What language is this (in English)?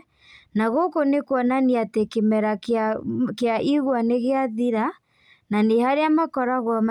Kikuyu